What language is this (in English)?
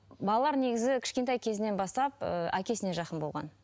Kazakh